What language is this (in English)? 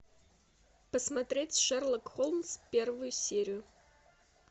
Russian